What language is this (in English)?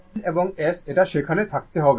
Bangla